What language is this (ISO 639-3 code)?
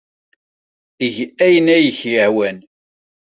kab